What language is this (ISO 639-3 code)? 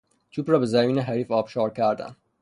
fas